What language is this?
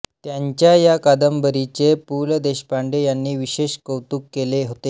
Marathi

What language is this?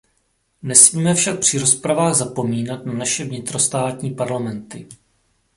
Czech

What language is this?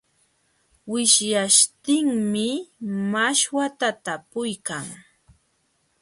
Jauja Wanca Quechua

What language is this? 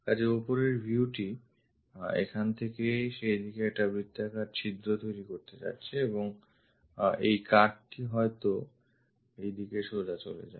Bangla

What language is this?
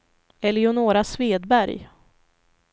Swedish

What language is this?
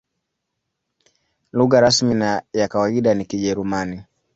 Swahili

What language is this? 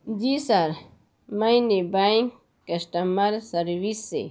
Urdu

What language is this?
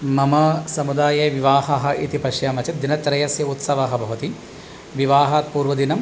Sanskrit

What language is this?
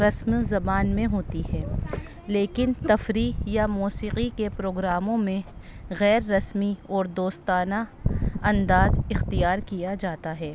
Urdu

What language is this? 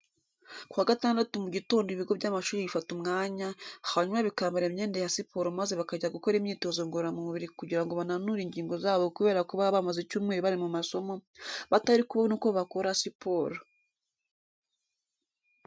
Kinyarwanda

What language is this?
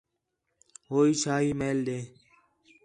Khetrani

